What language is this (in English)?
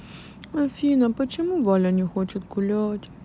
Russian